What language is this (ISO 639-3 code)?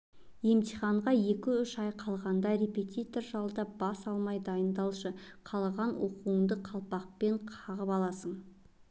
kaz